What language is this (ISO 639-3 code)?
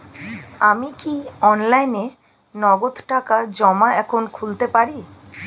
ben